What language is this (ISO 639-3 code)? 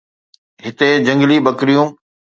snd